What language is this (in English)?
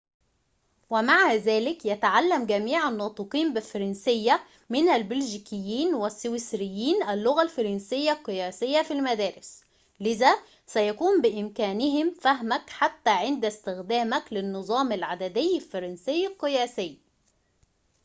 Arabic